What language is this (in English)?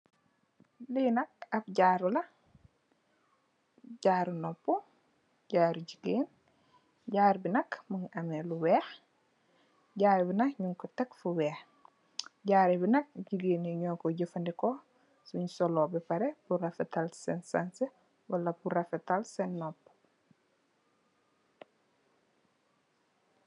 Wolof